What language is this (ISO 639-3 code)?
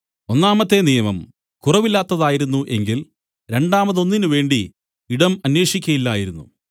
mal